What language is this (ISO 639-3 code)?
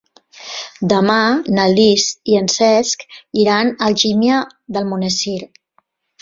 cat